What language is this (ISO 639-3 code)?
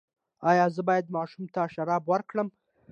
pus